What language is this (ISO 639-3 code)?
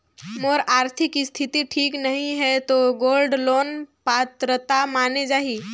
hne